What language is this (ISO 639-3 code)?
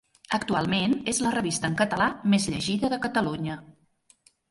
cat